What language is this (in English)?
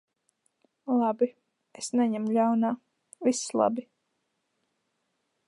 Latvian